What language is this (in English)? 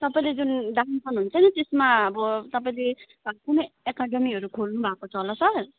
Nepali